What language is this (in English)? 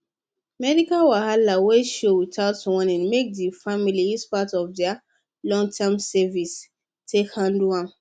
Nigerian Pidgin